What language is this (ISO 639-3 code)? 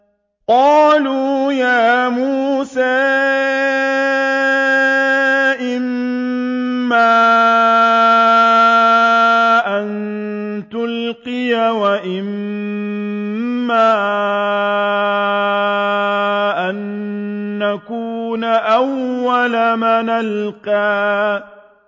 ara